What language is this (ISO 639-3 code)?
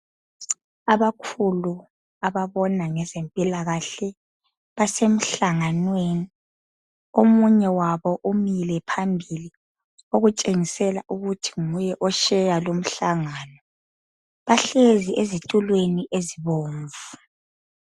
nde